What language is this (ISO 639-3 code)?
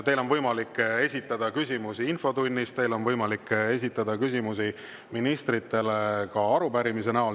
est